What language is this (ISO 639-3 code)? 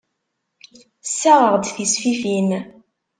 kab